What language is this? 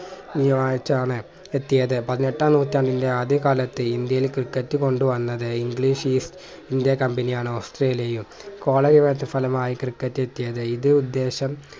Malayalam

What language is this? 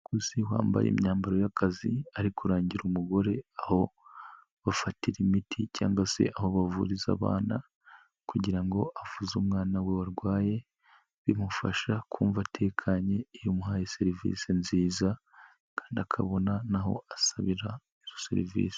Kinyarwanda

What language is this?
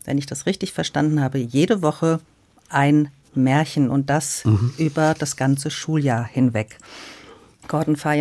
German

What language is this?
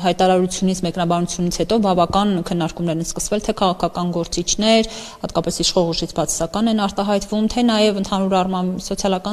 Turkish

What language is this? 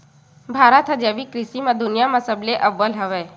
Chhattisgarhi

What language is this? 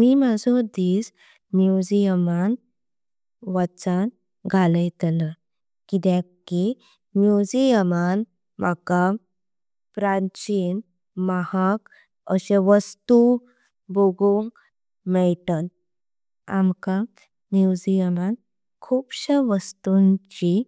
Konkani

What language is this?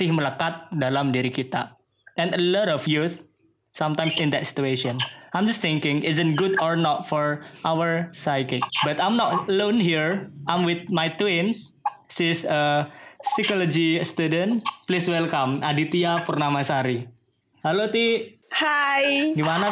Indonesian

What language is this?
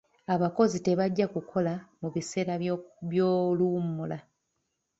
Ganda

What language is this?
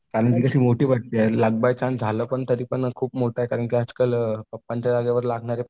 Marathi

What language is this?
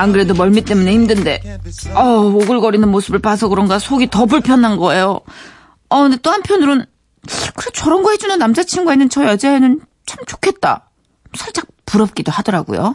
Korean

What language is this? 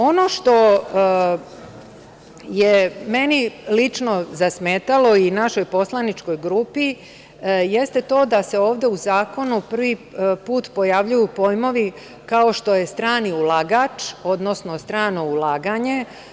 Serbian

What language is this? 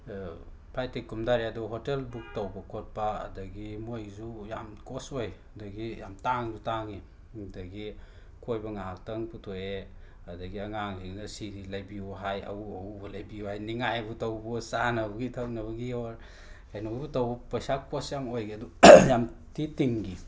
Manipuri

